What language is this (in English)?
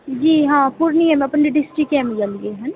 Maithili